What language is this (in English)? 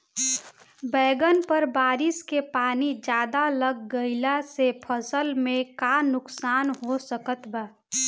Bhojpuri